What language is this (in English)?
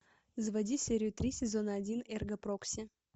Russian